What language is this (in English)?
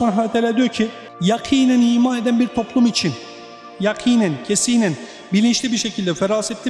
Turkish